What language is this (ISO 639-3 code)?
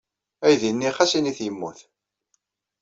kab